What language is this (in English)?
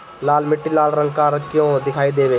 Bhojpuri